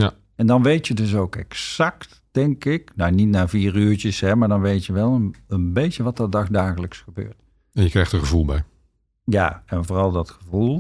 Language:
Dutch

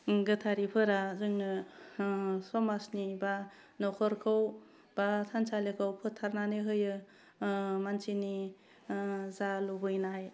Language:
Bodo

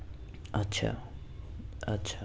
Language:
Urdu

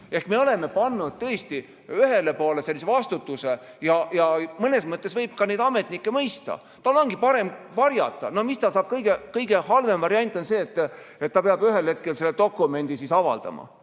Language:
Estonian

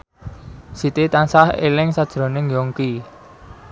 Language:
Javanese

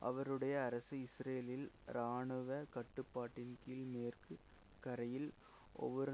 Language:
Tamil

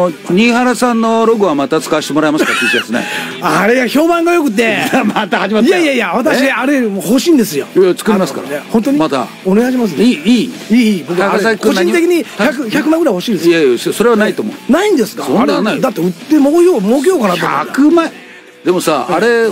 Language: Japanese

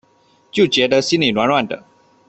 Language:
Chinese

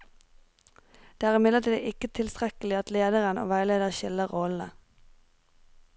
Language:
Norwegian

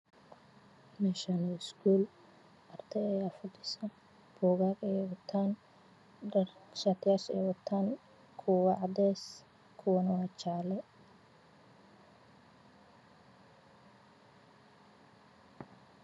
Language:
Somali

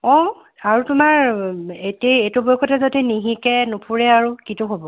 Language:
Assamese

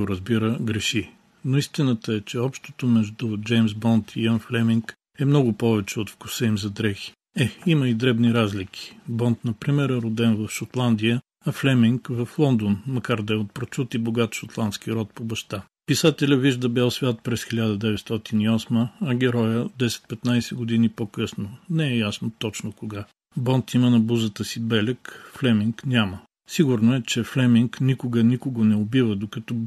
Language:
Bulgarian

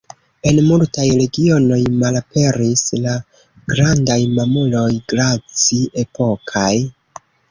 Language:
Esperanto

